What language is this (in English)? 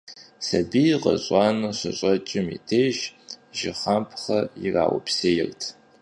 Kabardian